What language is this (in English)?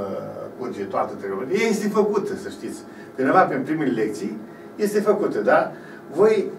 Romanian